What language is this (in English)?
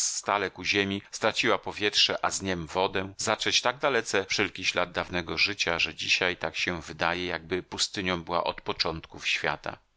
Polish